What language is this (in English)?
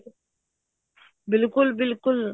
Punjabi